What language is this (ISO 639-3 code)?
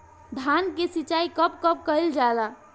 bho